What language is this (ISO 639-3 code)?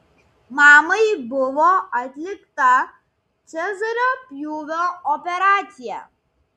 lit